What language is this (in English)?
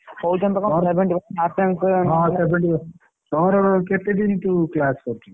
Odia